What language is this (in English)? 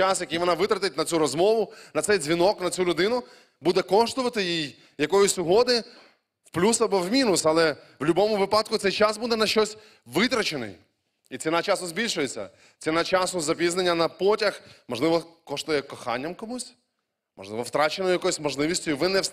Ukrainian